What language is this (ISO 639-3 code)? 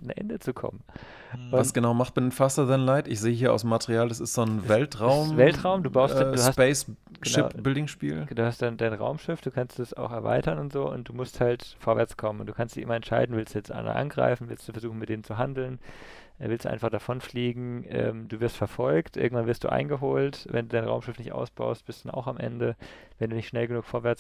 deu